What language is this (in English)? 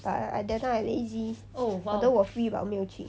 English